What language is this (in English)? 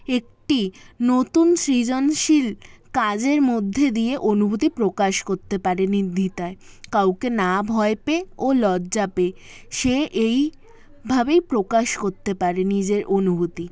Bangla